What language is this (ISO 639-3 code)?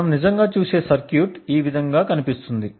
tel